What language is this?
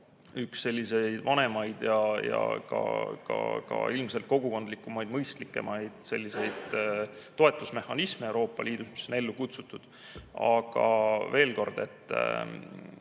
Estonian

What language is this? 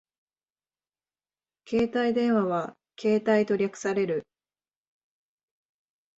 Japanese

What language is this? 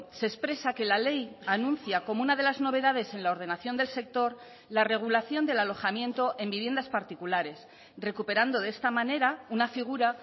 Spanish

